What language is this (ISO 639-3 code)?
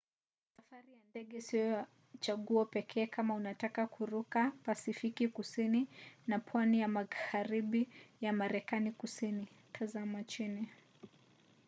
swa